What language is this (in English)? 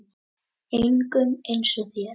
Icelandic